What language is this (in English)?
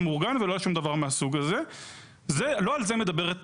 Hebrew